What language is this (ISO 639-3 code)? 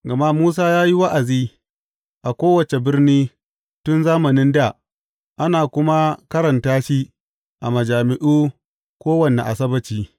hau